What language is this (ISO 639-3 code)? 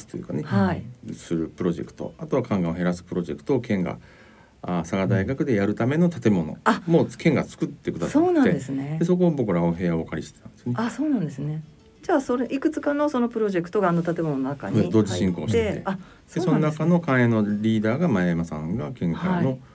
jpn